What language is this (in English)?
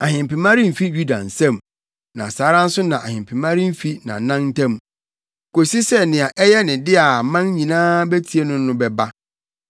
Akan